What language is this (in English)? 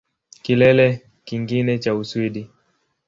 Swahili